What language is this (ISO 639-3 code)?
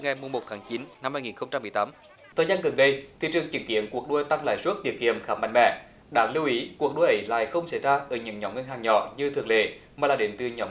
vie